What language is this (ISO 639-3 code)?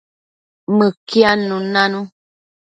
mcf